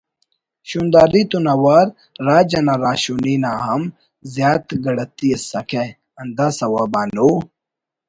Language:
Brahui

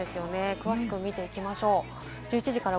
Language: Japanese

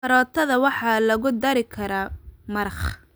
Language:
Somali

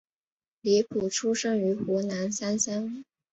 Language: Chinese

